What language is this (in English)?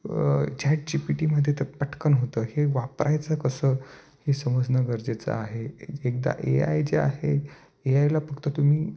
Marathi